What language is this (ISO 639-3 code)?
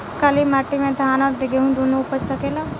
bho